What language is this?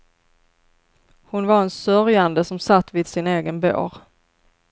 Swedish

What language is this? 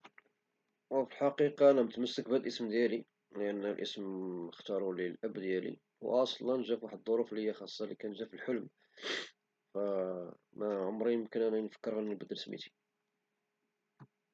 Moroccan Arabic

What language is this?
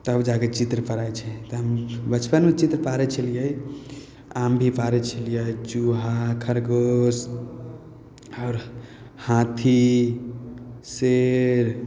Maithili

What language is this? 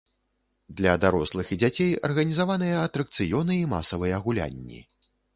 Belarusian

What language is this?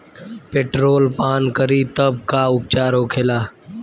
Bhojpuri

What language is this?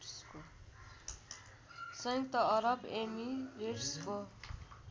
Nepali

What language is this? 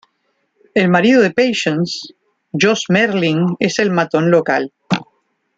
Spanish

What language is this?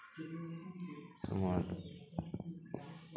Santali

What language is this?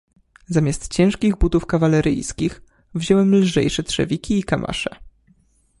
Polish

